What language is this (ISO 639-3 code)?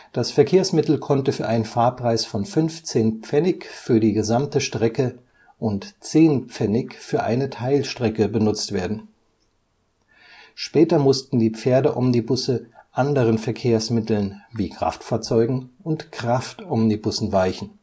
deu